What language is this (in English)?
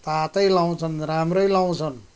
Nepali